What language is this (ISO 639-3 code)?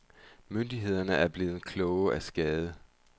dan